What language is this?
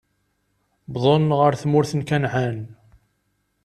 Kabyle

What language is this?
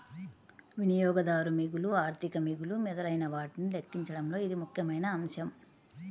Telugu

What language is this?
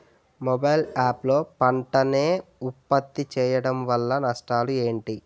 Telugu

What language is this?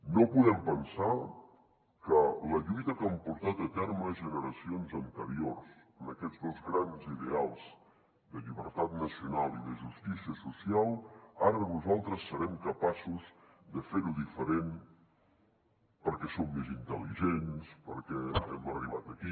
Catalan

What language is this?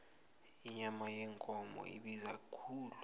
South Ndebele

